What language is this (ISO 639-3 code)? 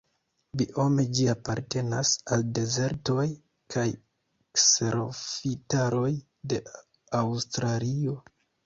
epo